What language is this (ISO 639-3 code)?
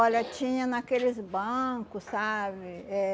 por